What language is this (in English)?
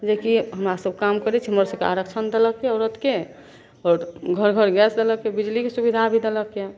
Maithili